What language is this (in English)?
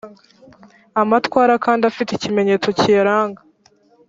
Kinyarwanda